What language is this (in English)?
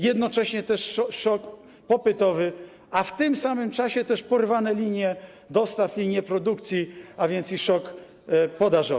Polish